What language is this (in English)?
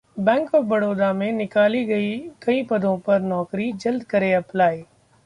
Hindi